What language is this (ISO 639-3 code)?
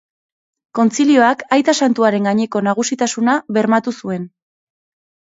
eus